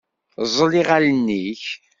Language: Kabyle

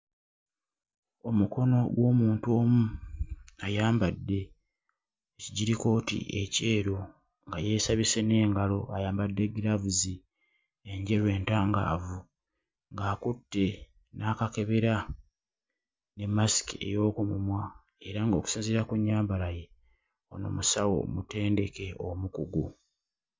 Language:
Ganda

